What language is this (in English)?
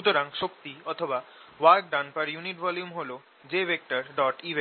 Bangla